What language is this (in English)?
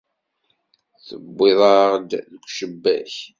Kabyle